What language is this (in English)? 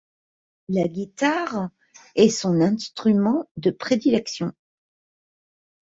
French